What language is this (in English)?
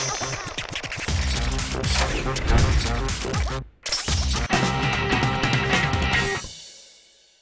Japanese